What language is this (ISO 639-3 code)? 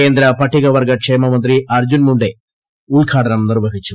mal